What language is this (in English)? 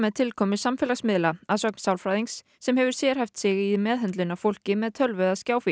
Icelandic